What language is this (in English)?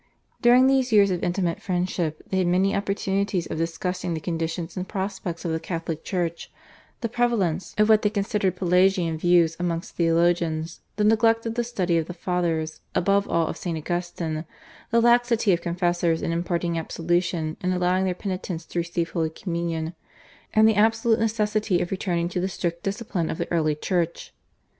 English